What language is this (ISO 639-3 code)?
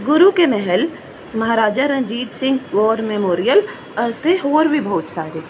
pan